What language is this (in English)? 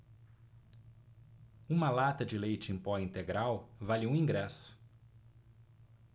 Portuguese